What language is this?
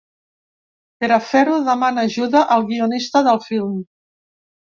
Catalan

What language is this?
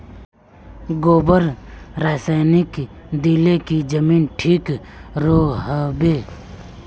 Magahi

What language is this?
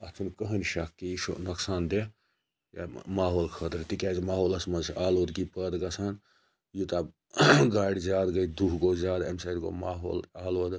Kashmiri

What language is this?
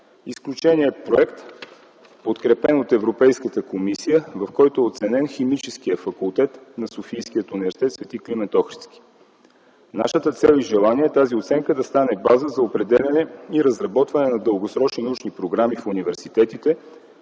Bulgarian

